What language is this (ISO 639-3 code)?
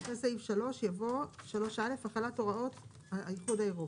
heb